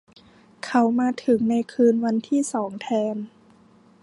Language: Thai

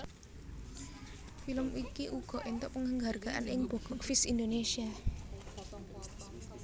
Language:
Javanese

